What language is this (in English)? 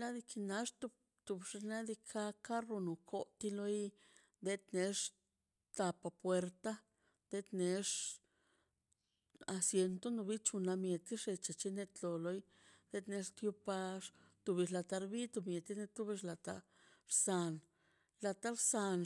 Mazaltepec Zapotec